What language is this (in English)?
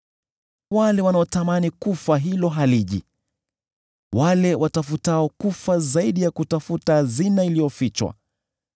Swahili